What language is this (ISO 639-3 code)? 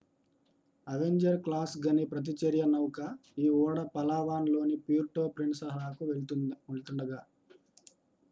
tel